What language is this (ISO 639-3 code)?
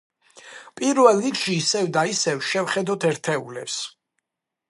kat